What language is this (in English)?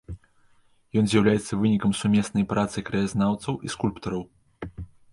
Belarusian